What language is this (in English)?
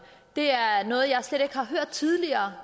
Danish